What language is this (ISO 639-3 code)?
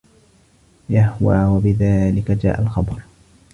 ara